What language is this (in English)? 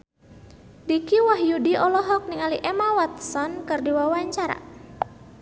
Sundanese